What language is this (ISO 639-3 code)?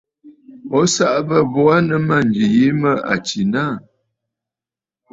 bfd